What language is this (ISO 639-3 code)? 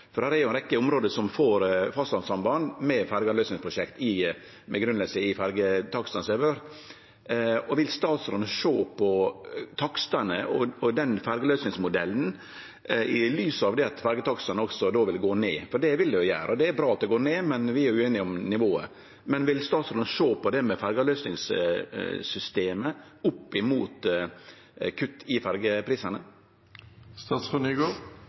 nor